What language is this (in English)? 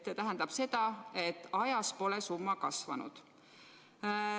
Estonian